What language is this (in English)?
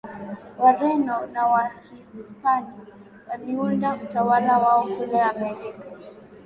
Swahili